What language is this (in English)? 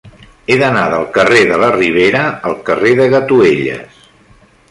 Catalan